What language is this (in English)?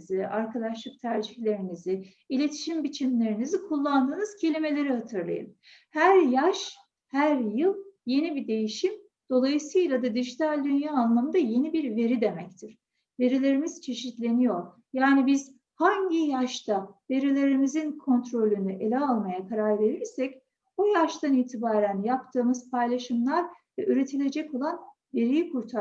Turkish